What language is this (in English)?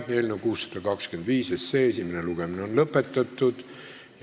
Estonian